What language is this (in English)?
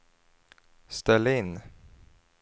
Swedish